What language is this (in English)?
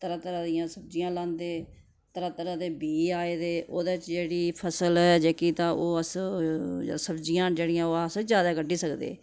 Dogri